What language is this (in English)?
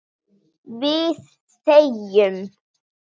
Icelandic